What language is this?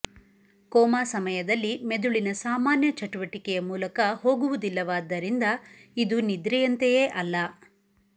Kannada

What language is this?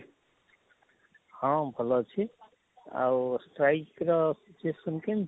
Odia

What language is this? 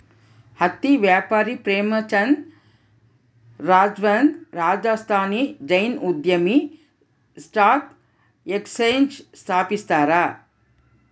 Kannada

